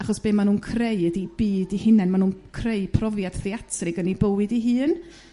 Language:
Welsh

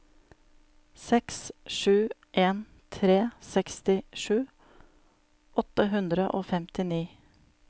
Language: Norwegian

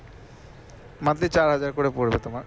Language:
Bangla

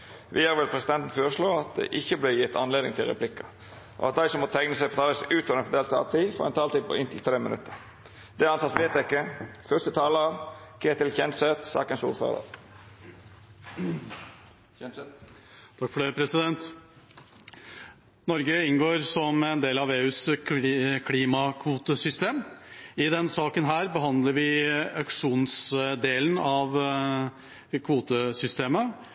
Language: Norwegian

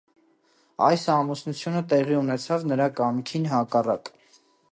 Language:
Armenian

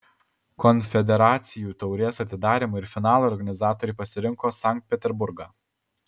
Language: Lithuanian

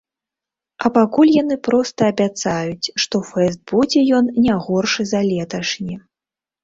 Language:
Belarusian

